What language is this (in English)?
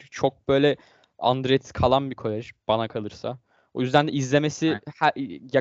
Turkish